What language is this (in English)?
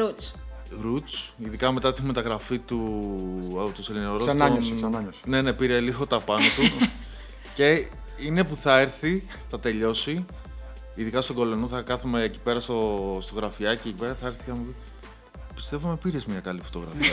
Greek